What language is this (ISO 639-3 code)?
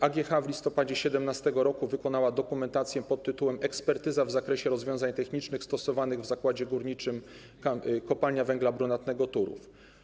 pol